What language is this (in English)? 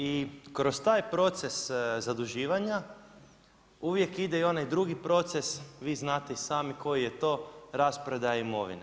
Croatian